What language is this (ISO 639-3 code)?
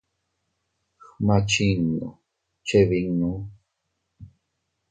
cut